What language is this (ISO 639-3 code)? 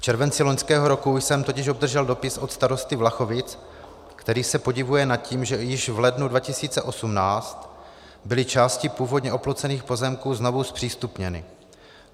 ces